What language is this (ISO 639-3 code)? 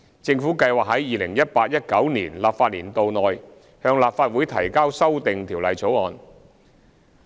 yue